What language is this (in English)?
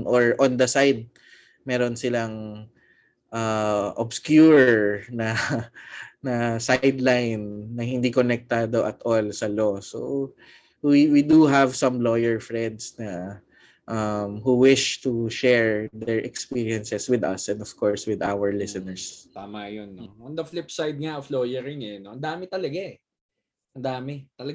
Filipino